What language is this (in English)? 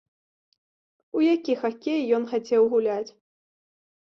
Belarusian